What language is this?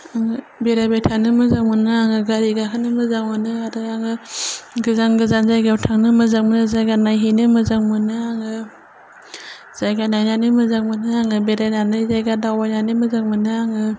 Bodo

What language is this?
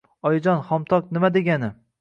Uzbek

